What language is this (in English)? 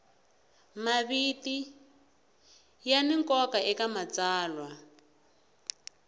Tsonga